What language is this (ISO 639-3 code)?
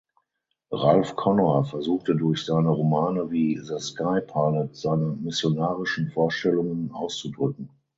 deu